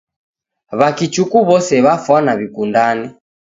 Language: Taita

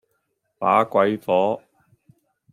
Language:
Cantonese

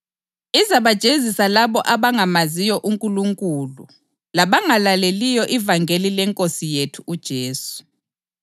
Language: North Ndebele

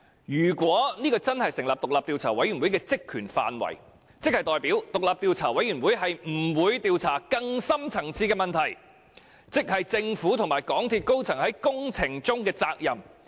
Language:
Cantonese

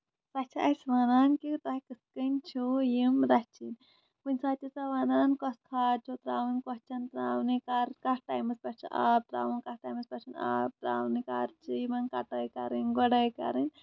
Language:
Kashmiri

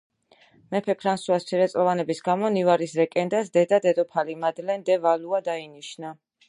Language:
Georgian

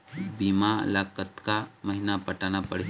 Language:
Chhattisgarhi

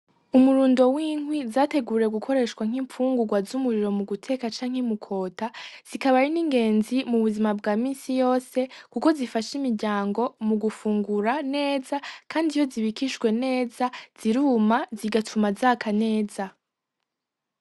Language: Rundi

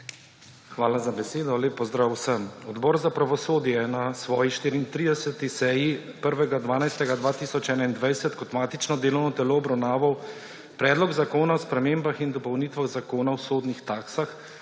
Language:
Slovenian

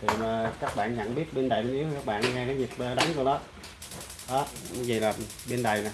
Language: Vietnamese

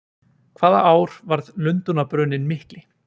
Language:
Icelandic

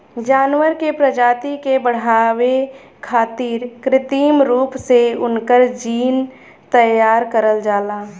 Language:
Bhojpuri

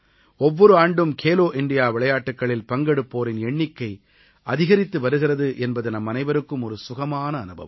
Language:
Tamil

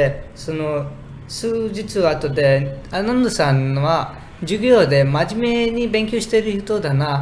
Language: Japanese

